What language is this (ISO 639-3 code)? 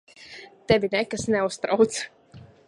lav